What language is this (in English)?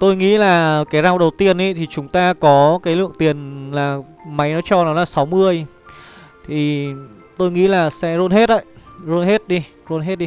Vietnamese